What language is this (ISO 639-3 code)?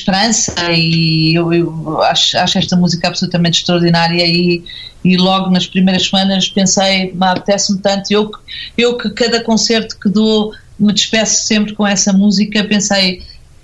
por